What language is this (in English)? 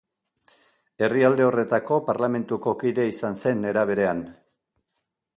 Basque